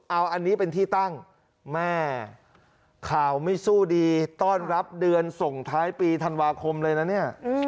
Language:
Thai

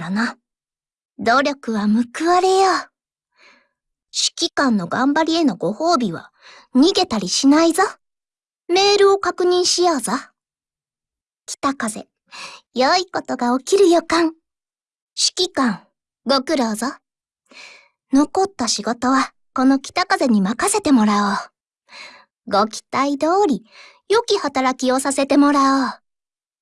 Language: Japanese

